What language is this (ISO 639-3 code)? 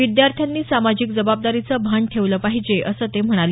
mar